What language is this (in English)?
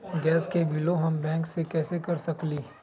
Magahi